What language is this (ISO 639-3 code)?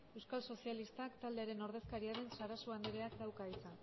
eus